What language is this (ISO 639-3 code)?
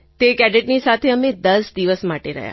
guj